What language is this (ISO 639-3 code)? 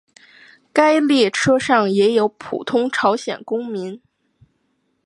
zho